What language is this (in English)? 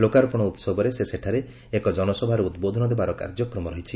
Odia